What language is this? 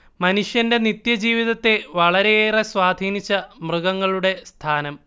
Malayalam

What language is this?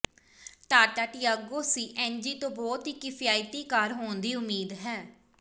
Punjabi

